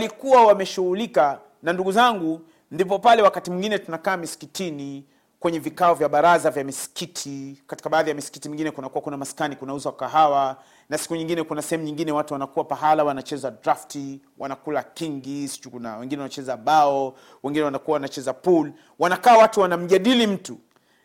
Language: Swahili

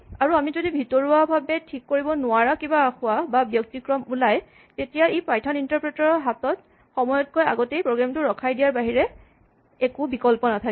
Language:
Assamese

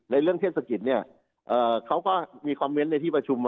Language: Thai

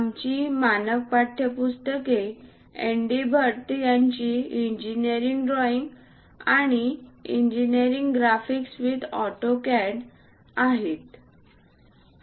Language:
Marathi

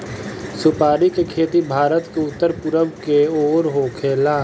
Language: Bhojpuri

